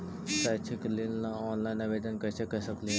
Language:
Magahi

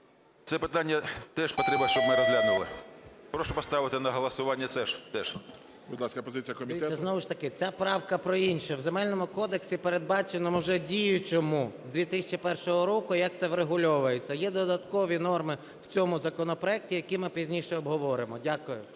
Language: Ukrainian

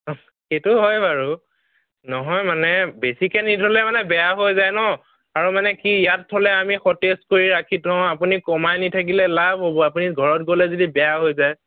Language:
Assamese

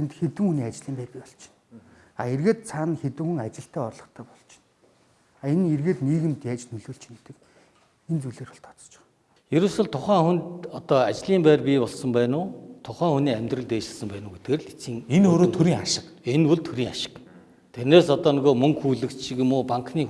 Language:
Korean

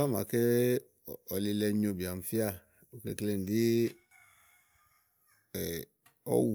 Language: Igo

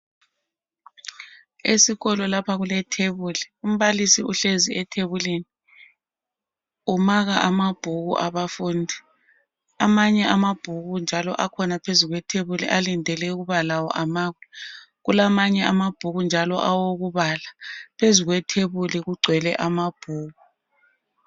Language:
North Ndebele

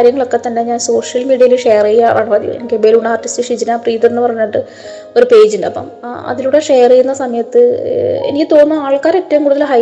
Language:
Malayalam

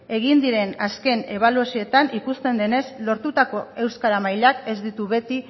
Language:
Basque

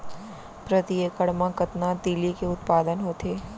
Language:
Chhattisgarhi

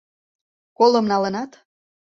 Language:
Mari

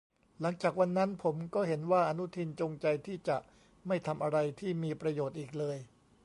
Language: Thai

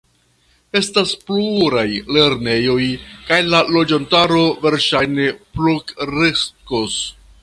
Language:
Esperanto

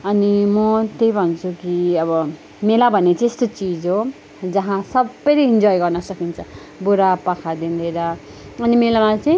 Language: Nepali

